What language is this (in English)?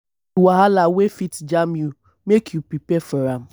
Nigerian Pidgin